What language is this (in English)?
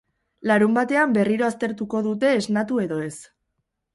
Basque